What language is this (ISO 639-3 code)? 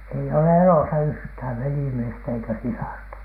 fin